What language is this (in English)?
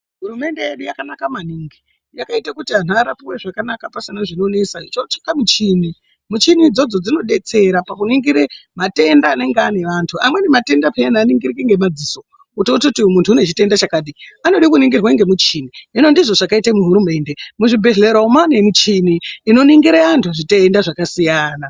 Ndau